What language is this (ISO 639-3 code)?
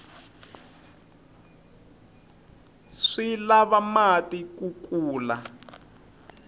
tso